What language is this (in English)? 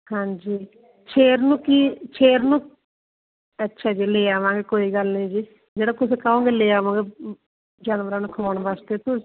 Punjabi